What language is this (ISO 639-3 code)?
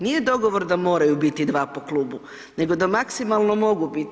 hrv